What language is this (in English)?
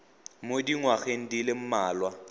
Tswana